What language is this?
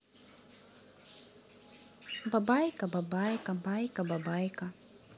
Russian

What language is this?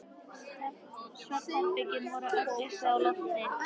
Icelandic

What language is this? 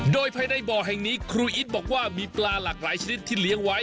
Thai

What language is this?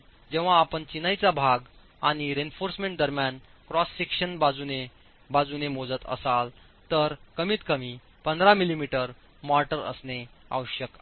Marathi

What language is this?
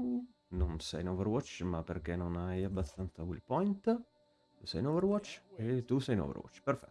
Italian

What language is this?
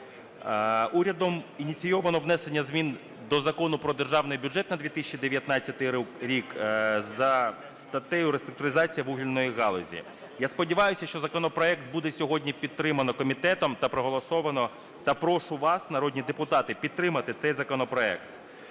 Ukrainian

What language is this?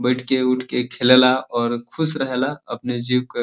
Bhojpuri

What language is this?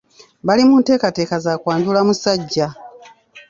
Ganda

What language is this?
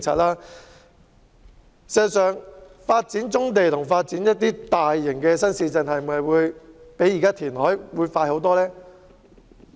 Cantonese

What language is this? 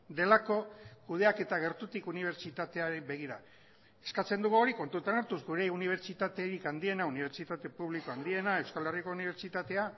Basque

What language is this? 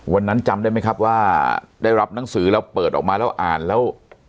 Thai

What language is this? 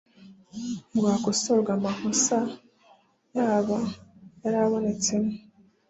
Kinyarwanda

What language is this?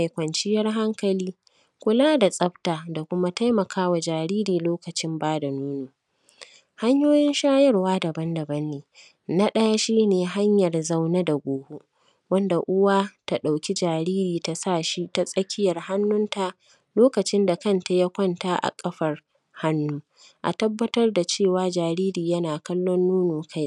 Hausa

